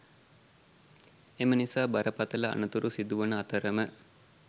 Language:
Sinhala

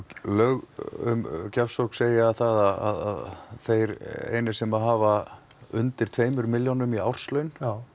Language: Icelandic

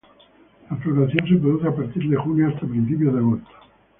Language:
Spanish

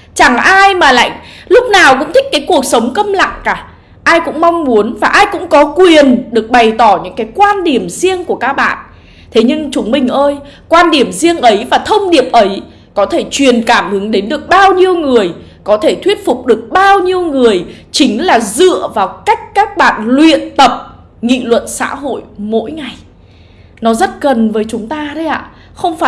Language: Vietnamese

